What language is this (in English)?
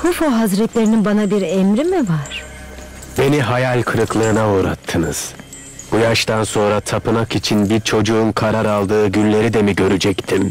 Turkish